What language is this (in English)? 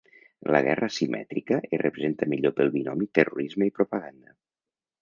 Catalan